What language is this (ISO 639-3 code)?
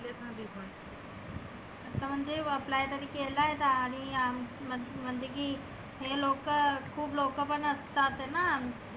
mar